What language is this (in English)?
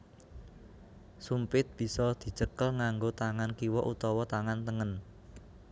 Javanese